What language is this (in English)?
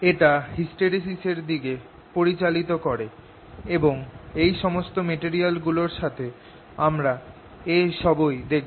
Bangla